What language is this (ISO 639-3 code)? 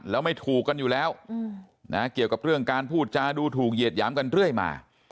tha